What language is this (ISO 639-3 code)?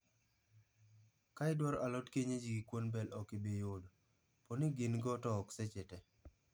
luo